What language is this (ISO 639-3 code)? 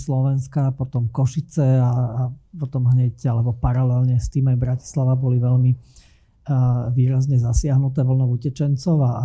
slk